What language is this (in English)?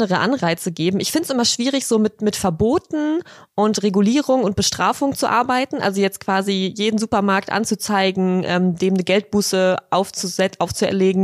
German